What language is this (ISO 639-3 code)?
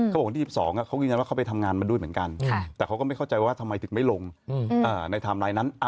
tha